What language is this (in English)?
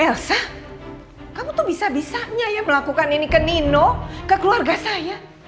Indonesian